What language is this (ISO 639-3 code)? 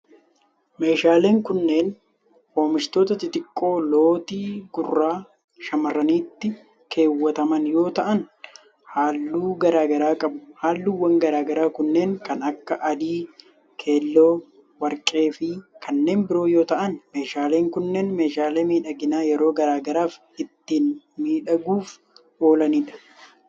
orm